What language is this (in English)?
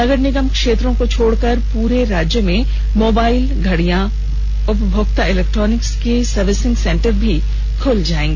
Hindi